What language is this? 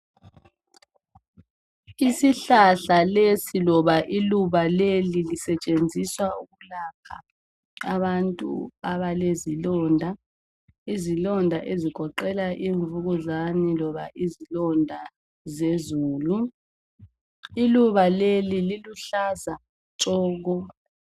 North Ndebele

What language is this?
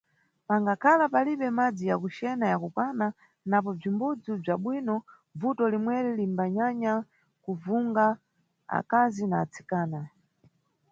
Nyungwe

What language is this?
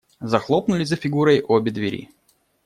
Russian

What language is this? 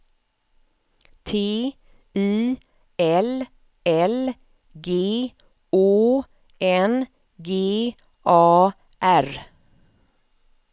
Swedish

